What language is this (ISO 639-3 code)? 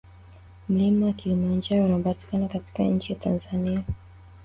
swa